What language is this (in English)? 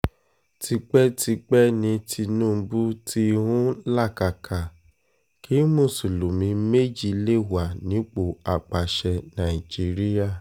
Yoruba